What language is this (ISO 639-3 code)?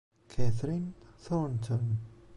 ita